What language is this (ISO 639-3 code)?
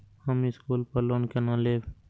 mai